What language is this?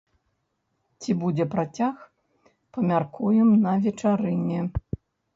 Belarusian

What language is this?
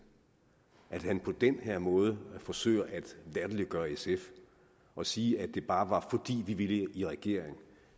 Danish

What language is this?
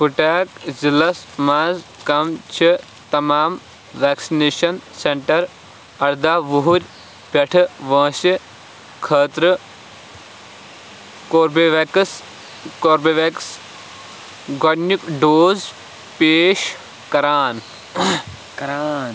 Kashmiri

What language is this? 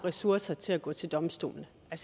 Danish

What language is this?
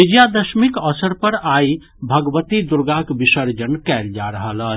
Maithili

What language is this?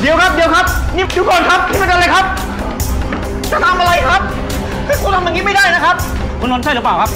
Thai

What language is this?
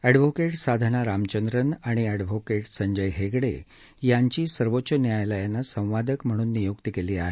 Marathi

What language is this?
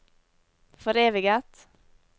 Norwegian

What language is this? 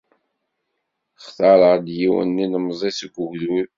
Kabyle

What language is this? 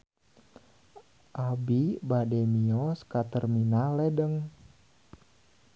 Sundanese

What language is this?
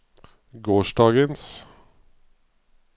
Norwegian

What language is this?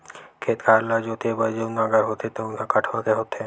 Chhattisgarhi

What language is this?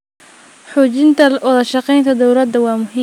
Somali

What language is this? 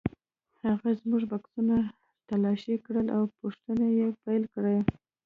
Pashto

